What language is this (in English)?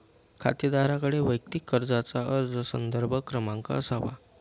Marathi